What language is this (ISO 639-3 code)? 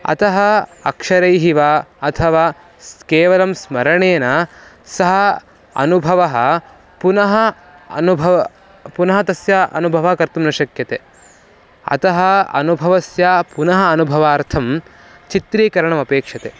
san